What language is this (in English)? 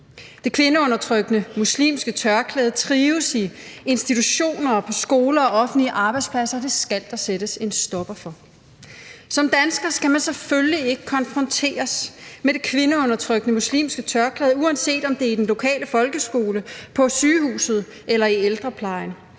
Danish